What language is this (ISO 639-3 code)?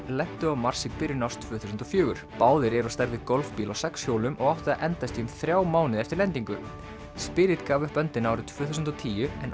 isl